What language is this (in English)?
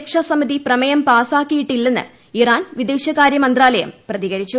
Malayalam